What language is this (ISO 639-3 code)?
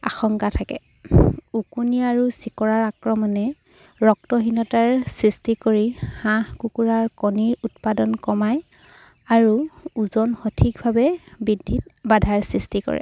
asm